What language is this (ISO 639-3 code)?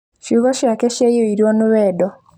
kik